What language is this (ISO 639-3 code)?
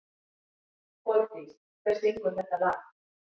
isl